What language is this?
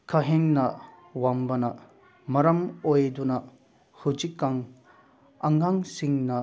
Manipuri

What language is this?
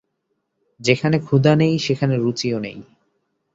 Bangla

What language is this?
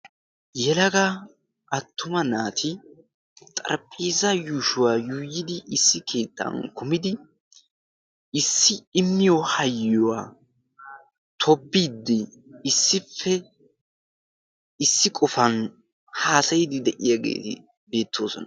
Wolaytta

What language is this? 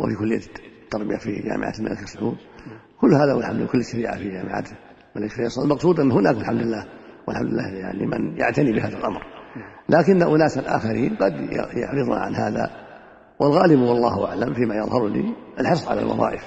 Arabic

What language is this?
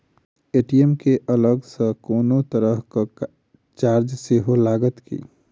Maithili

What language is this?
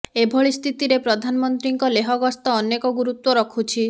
Odia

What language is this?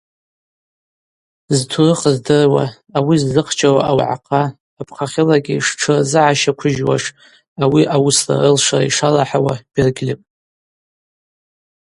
Abaza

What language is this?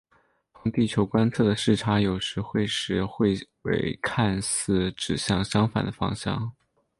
Chinese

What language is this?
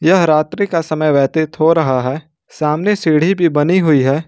Hindi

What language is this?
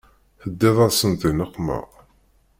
Kabyle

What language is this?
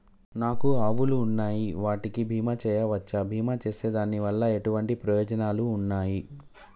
Telugu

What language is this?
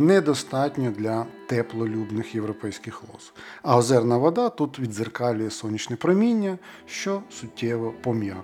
Ukrainian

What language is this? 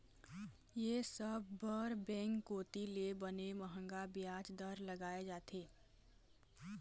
Chhattisgarhi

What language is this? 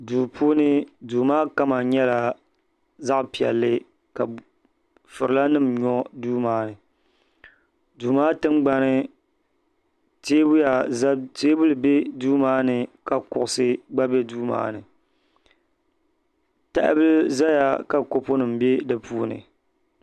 Dagbani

